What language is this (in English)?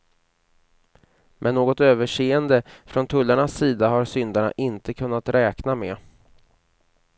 Swedish